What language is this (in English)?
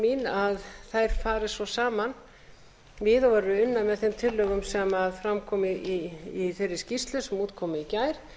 Icelandic